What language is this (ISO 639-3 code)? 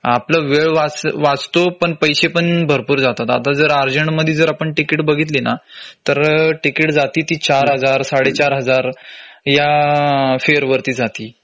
mar